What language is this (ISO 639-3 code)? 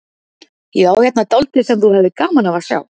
isl